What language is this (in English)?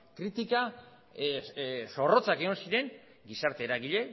Basque